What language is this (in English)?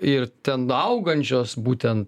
Lithuanian